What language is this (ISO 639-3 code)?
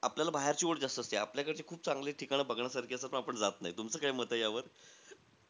mar